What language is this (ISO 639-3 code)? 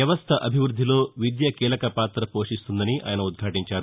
tel